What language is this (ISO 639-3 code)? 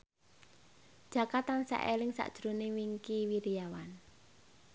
jav